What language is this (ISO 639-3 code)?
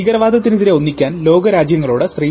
mal